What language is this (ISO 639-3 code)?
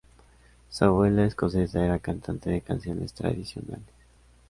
spa